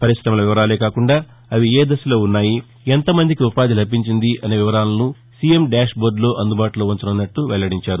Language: Telugu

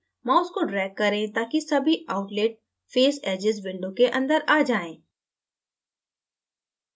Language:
Hindi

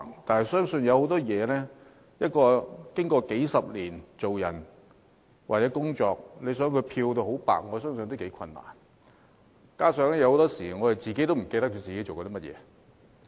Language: Cantonese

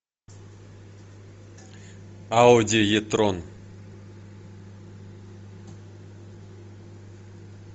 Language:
Russian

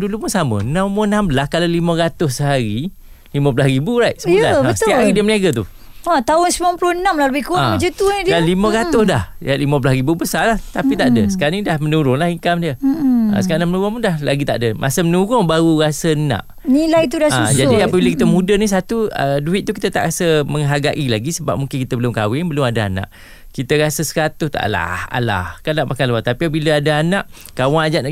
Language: Malay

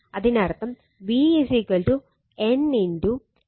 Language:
Malayalam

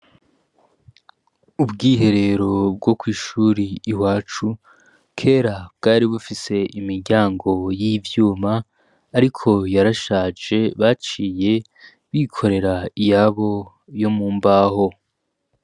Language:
Rundi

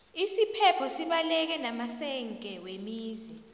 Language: South Ndebele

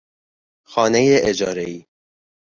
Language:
Persian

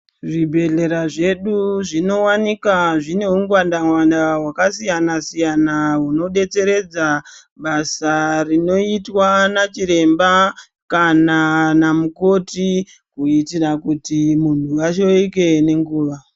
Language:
Ndau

